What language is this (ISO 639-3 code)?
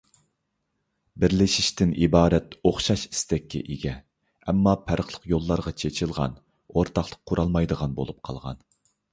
uig